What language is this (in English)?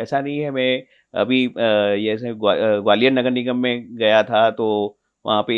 Hindi